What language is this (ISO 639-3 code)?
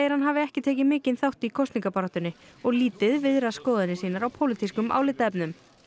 isl